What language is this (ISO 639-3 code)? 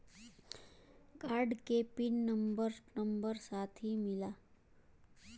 bho